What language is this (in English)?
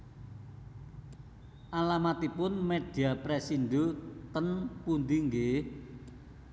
Javanese